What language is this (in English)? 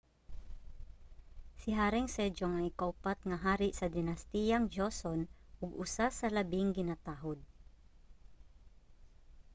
Cebuano